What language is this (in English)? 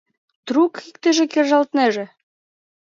Mari